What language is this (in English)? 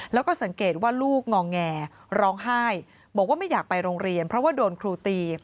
Thai